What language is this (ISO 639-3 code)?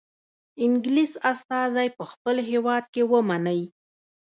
pus